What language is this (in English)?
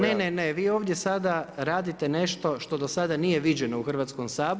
Croatian